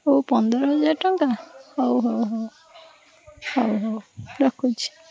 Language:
Odia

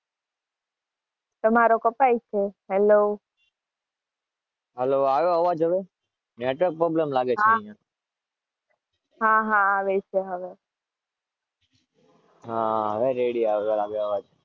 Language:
Gujarati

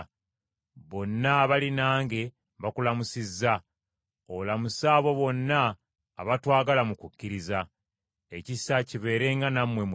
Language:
Ganda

